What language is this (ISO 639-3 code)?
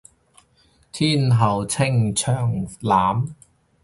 yue